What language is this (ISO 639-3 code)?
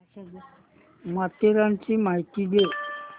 mar